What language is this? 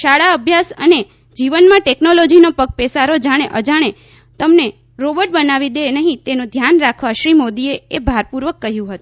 Gujarati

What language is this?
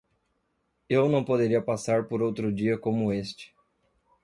Portuguese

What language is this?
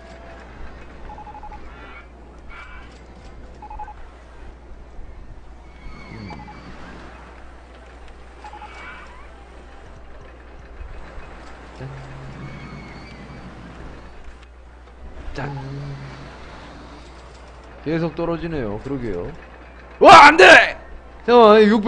Korean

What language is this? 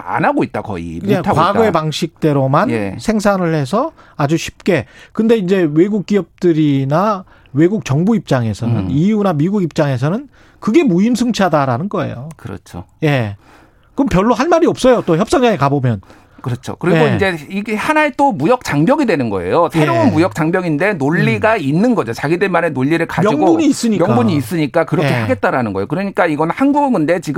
Korean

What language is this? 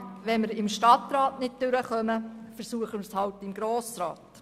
Swiss German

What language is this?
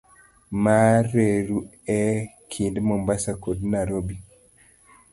Luo (Kenya and Tanzania)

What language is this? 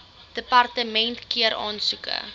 Afrikaans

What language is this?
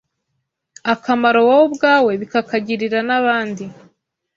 Kinyarwanda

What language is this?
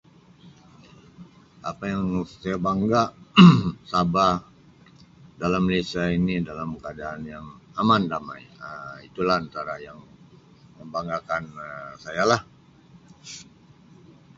Sabah Malay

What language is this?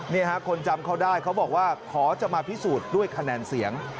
Thai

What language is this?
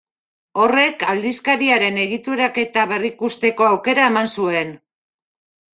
Basque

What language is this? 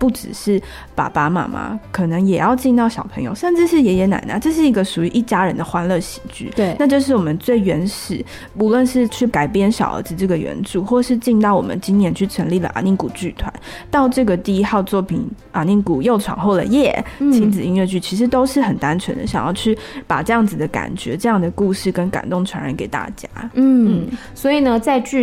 Chinese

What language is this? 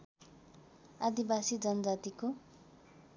Nepali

